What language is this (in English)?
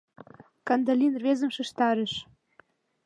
Mari